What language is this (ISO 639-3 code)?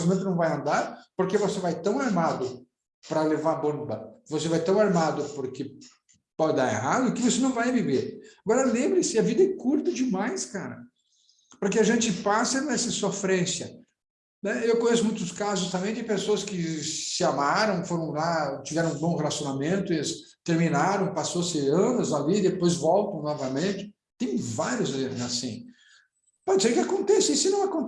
por